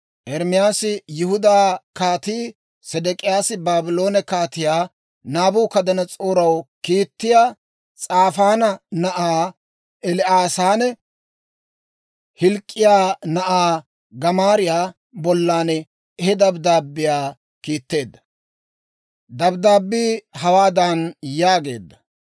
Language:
Dawro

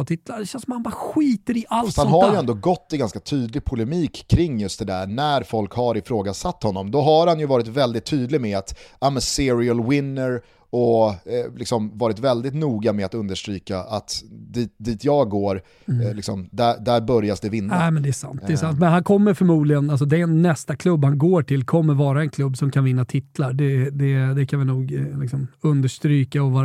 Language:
Swedish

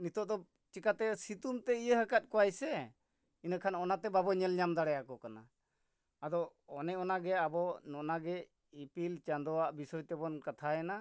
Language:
Santali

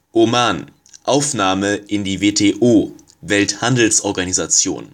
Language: German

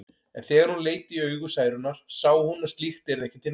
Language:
Icelandic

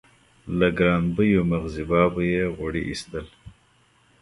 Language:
Pashto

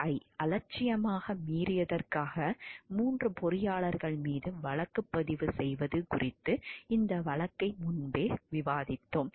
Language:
Tamil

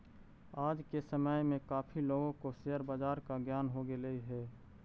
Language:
Magahi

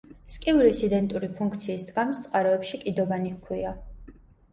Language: Georgian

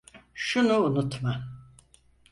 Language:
Turkish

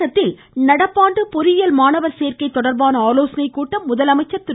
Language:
Tamil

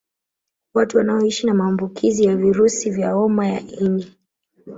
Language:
Swahili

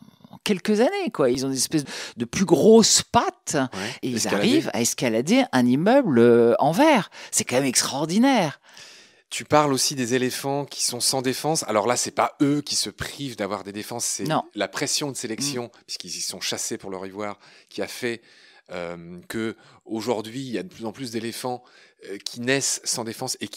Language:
French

